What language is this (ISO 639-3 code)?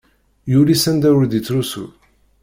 kab